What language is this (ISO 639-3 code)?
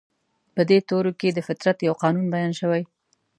pus